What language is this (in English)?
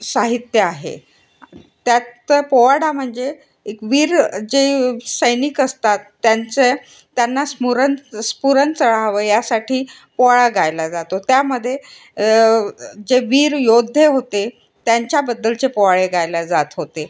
Marathi